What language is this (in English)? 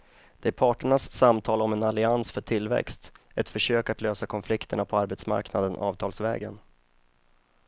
Swedish